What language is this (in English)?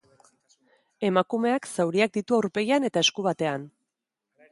Basque